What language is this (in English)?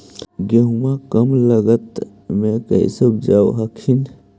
Magahi